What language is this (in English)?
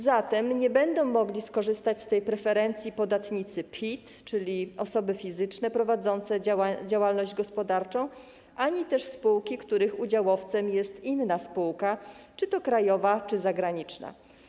Polish